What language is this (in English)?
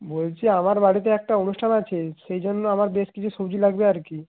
Bangla